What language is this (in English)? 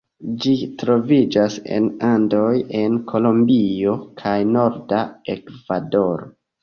Esperanto